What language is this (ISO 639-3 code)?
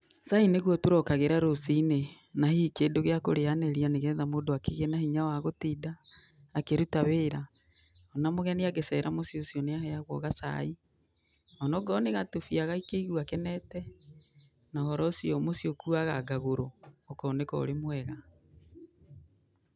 kik